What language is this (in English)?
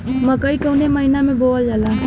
Bhojpuri